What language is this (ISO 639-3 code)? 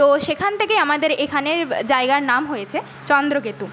ben